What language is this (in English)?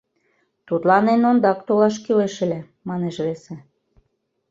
Mari